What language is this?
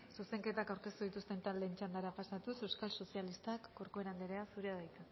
Basque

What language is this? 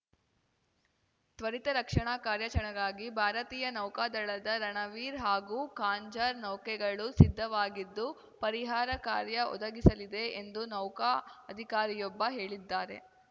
Kannada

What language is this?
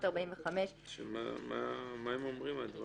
Hebrew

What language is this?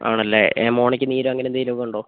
Malayalam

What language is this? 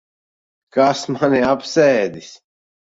Latvian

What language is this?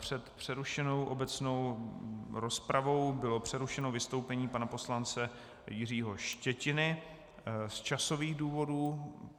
Czech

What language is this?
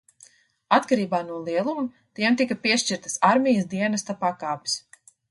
Latvian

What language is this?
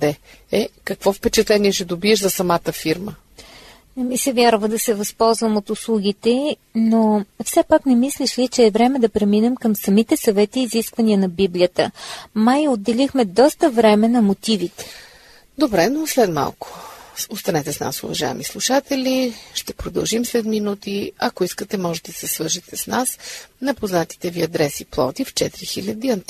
Bulgarian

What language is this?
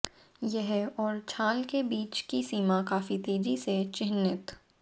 Hindi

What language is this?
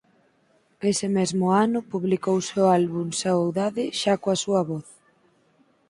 Galician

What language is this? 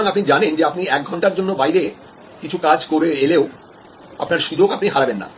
Bangla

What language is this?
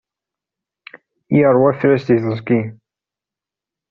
Kabyle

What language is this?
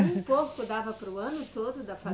Portuguese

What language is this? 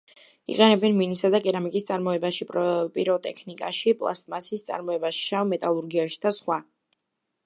Georgian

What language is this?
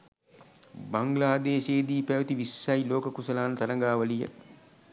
Sinhala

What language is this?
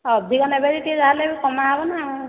Odia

